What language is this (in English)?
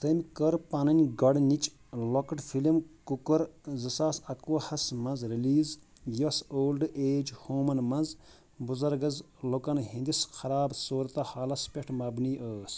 Kashmiri